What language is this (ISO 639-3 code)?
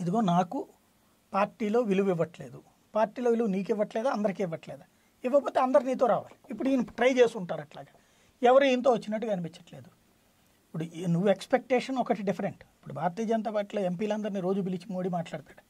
tel